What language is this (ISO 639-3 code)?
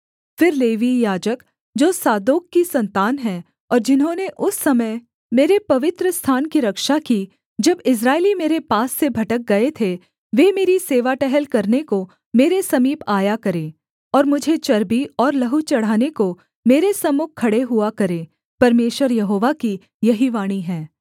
hin